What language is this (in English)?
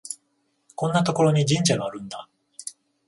Japanese